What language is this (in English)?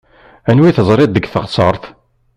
Kabyle